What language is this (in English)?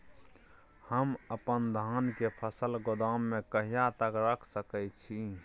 Maithili